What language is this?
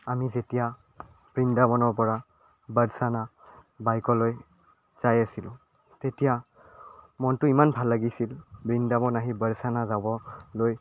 Assamese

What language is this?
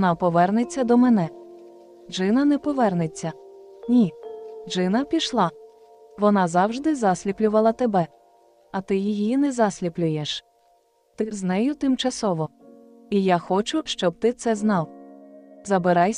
Ukrainian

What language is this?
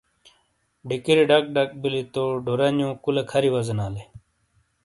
Shina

